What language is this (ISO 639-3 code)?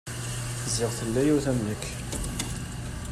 kab